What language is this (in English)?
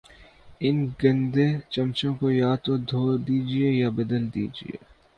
Urdu